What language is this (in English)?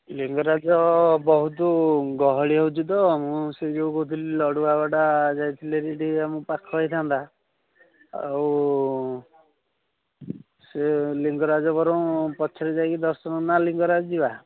Odia